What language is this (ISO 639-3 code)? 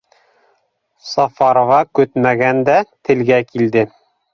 bak